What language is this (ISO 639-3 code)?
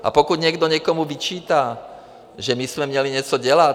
ces